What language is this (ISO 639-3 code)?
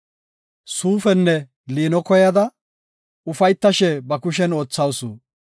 gof